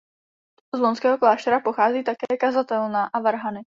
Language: Czech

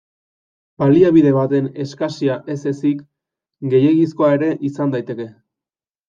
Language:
Basque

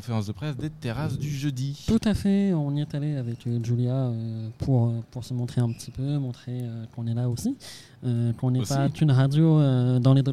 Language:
French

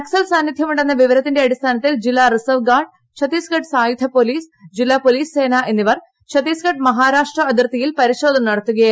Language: Malayalam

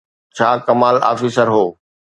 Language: Sindhi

